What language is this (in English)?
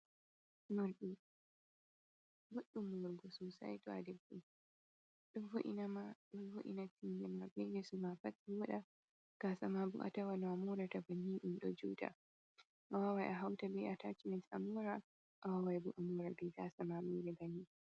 Fula